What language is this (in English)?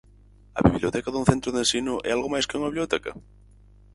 Galician